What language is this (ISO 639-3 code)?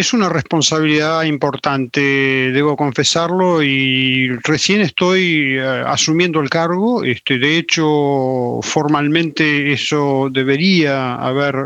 spa